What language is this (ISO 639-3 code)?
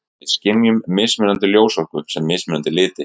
isl